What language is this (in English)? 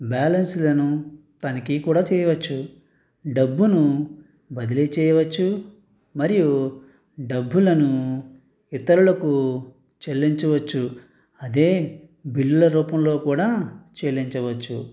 Telugu